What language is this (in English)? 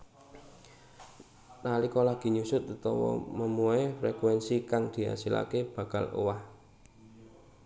Javanese